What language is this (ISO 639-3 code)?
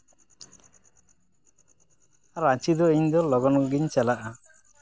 sat